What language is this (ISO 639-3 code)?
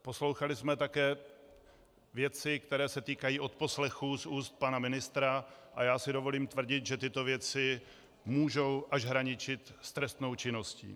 ces